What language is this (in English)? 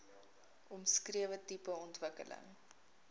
Afrikaans